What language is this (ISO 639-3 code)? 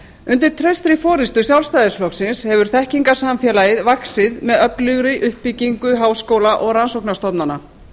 isl